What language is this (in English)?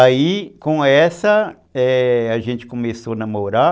Portuguese